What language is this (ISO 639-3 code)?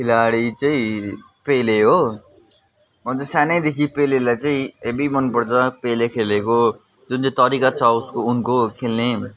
nep